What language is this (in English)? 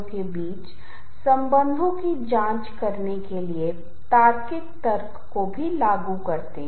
Hindi